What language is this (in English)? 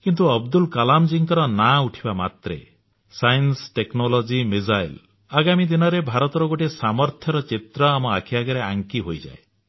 Odia